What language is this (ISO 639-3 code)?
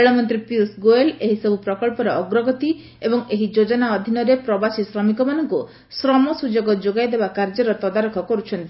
ori